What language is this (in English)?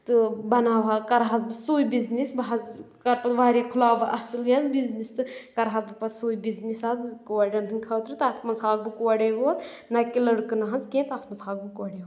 Kashmiri